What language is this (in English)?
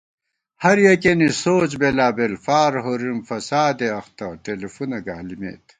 Gawar-Bati